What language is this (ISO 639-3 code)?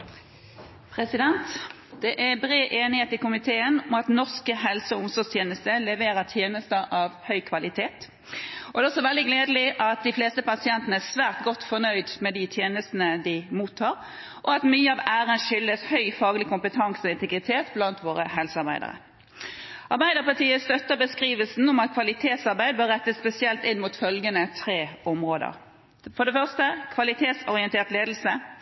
nob